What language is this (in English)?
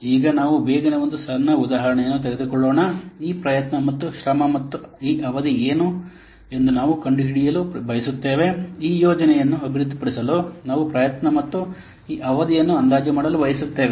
Kannada